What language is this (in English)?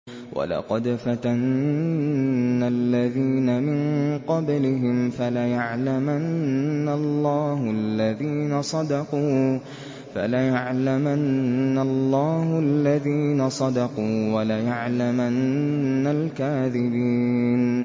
Arabic